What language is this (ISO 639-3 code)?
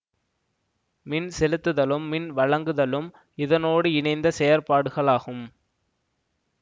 tam